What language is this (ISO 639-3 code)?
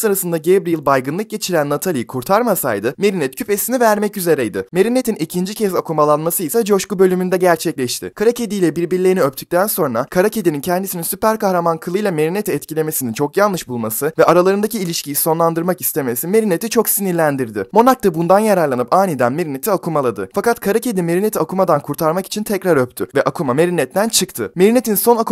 tur